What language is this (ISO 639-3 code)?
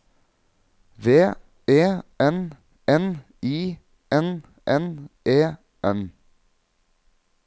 nor